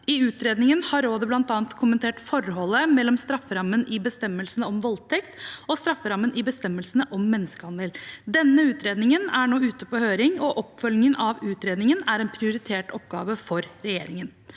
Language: Norwegian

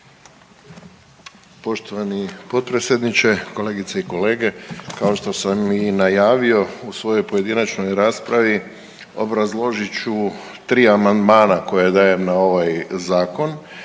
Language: Croatian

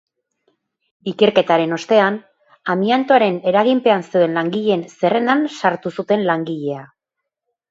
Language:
Basque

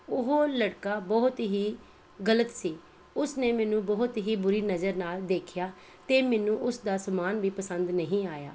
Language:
Punjabi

